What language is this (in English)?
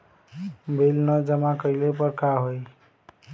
Bhojpuri